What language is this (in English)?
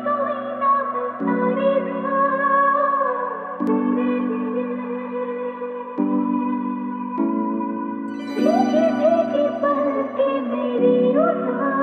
Romanian